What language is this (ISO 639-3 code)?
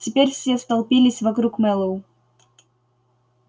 rus